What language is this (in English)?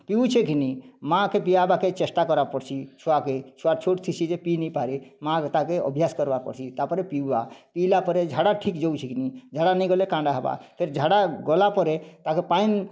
Odia